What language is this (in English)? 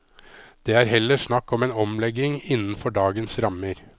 Norwegian